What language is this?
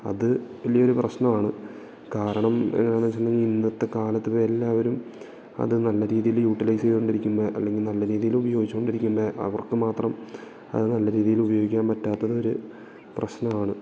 Malayalam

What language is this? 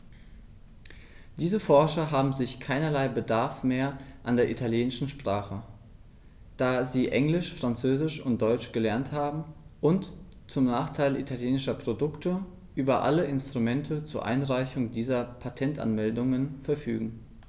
German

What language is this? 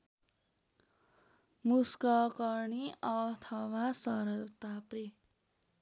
Nepali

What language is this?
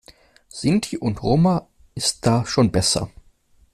German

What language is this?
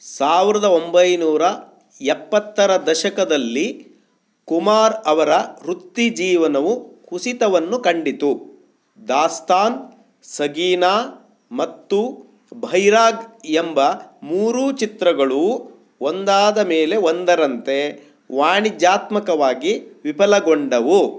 Kannada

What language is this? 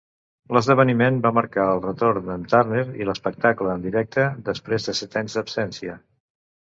Catalan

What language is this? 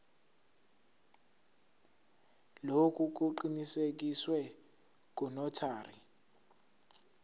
Zulu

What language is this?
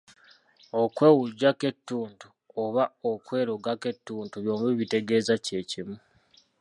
Ganda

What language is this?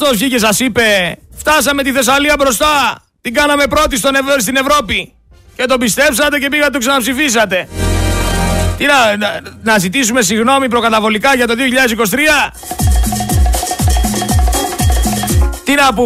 Greek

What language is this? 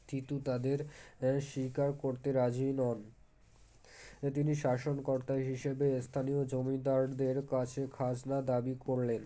Bangla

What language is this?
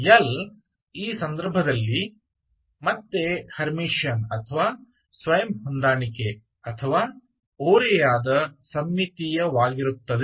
Kannada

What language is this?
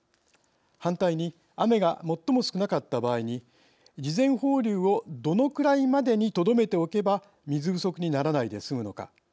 Japanese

